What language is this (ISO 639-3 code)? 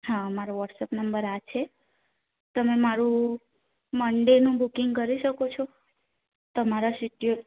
guj